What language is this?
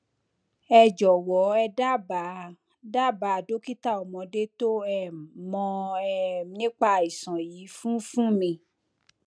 Yoruba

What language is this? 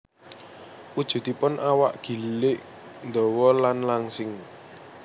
Javanese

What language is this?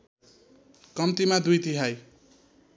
Nepali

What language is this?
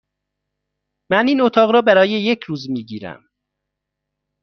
Persian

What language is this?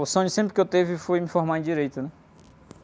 Portuguese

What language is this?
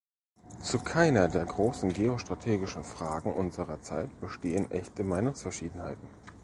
German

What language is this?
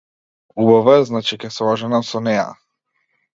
Macedonian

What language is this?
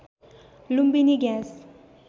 Nepali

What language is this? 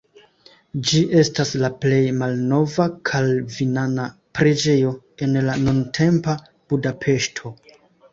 Esperanto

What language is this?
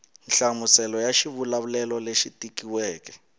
Tsonga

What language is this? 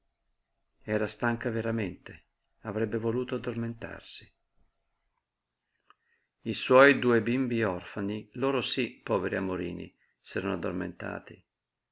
Italian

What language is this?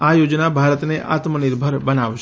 Gujarati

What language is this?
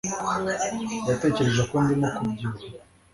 Kinyarwanda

